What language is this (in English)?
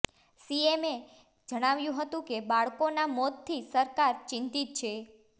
Gujarati